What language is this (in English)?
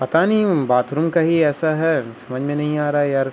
Urdu